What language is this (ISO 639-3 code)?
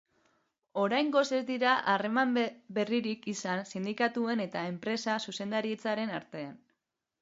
eus